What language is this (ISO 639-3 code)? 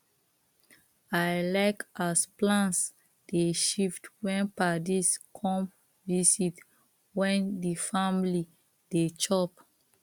pcm